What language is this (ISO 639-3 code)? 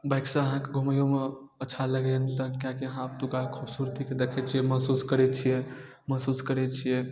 mai